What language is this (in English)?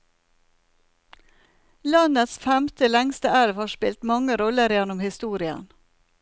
Norwegian